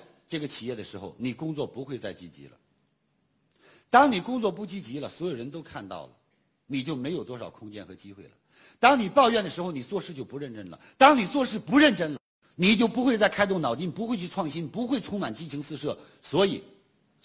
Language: Chinese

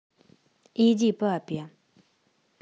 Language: Russian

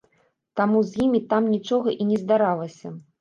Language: Belarusian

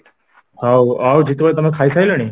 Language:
Odia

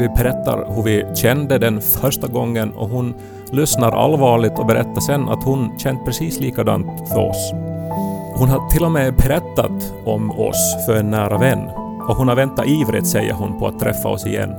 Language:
Swedish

